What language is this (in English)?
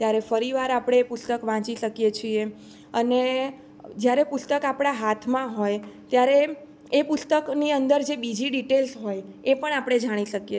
Gujarati